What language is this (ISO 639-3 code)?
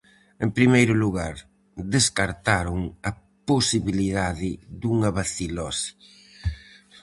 glg